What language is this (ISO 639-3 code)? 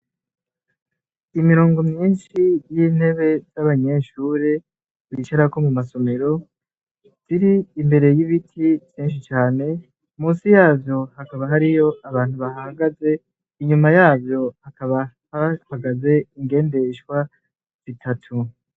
run